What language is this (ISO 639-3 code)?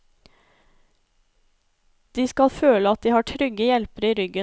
nor